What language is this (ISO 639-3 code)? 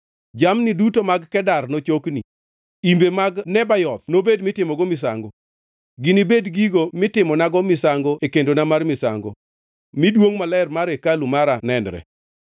luo